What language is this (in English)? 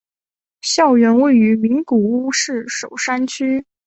Chinese